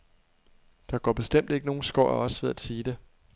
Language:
Danish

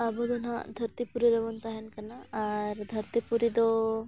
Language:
Santali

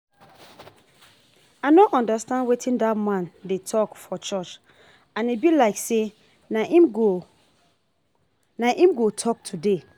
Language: Nigerian Pidgin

